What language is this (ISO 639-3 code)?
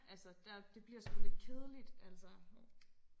dan